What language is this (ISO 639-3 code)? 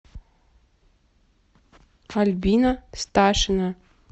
rus